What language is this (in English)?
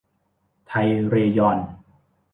Thai